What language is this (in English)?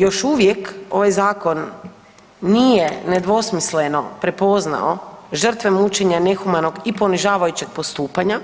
Croatian